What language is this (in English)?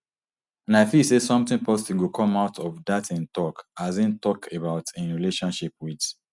Nigerian Pidgin